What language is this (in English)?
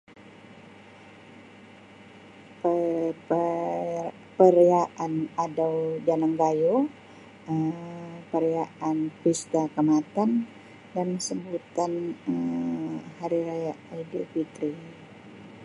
Sabah Malay